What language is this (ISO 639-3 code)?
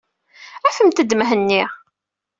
kab